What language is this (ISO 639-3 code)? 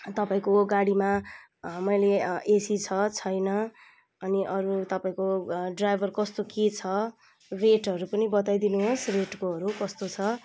nep